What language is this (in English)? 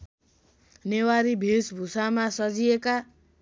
Nepali